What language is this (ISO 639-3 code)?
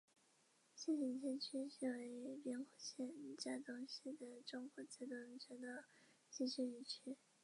zho